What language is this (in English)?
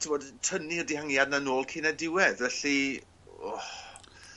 Welsh